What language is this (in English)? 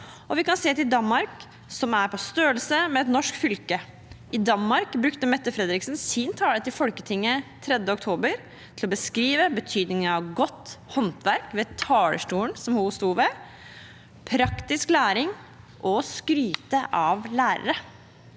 Norwegian